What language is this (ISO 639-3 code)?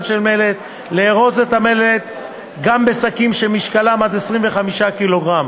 heb